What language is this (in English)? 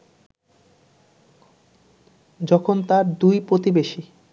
Bangla